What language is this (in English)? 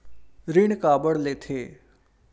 Chhattisgarhi